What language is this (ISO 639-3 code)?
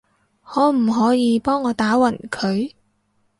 yue